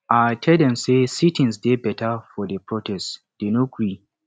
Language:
Nigerian Pidgin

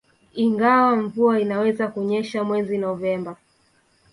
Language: Swahili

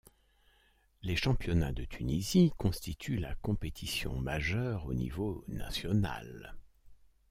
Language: French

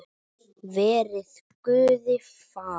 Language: Icelandic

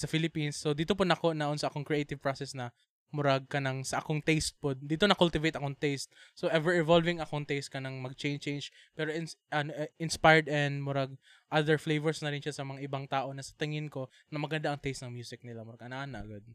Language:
Filipino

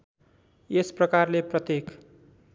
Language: Nepali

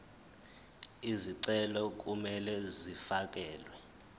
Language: Zulu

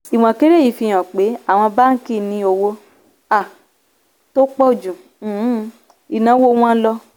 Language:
Yoruba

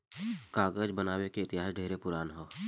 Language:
Bhojpuri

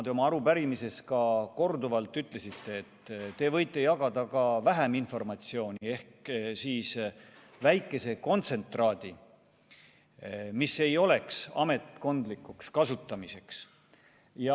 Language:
Estonian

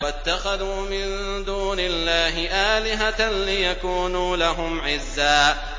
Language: Arabic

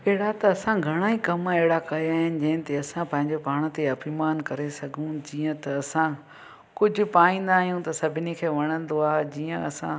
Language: Sindhi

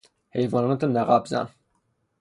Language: Persian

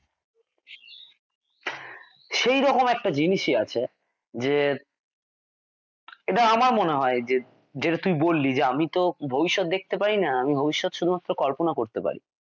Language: Bangla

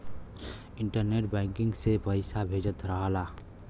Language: Bhojpuri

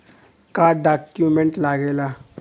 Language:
Bhojpuri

